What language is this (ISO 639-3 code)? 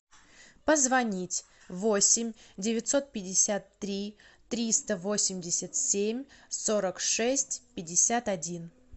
rus